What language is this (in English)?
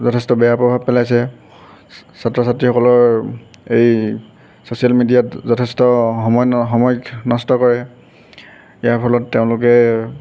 Assamese